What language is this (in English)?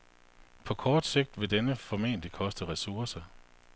Danish